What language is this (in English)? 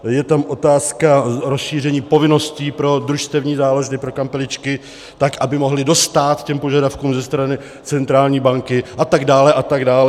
Czech